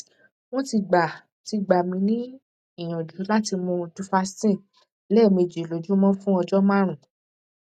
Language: Yoruba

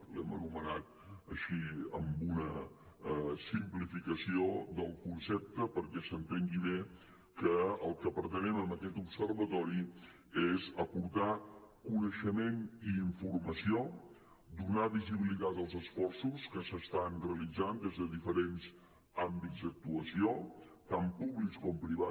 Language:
Catalan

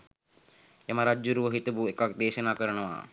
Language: Sinhala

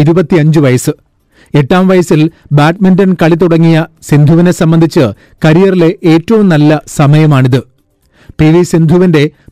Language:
Malayalam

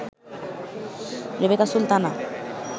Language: Bangla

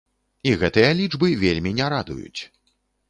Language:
Belarusian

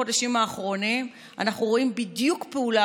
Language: Hebrew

